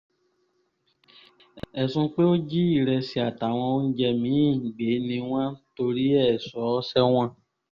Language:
Yoruba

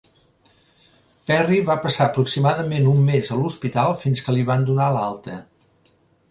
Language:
Catalan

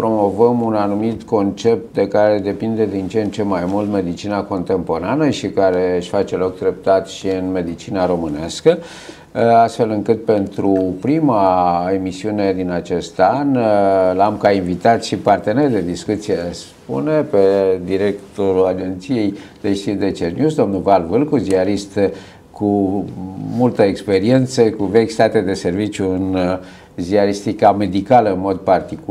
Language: Romanian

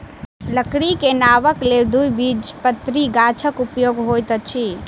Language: Maithili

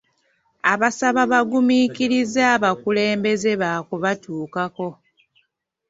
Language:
Ganda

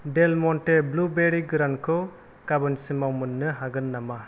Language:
Bodo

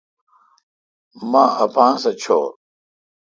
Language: Kalkoti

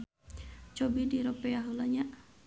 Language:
Sundanese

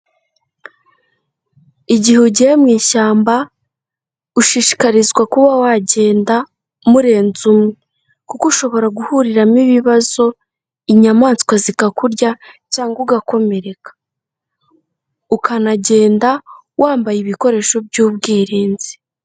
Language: Kinyarwanda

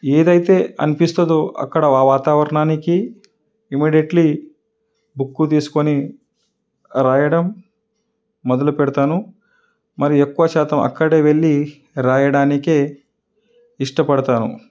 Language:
Telugu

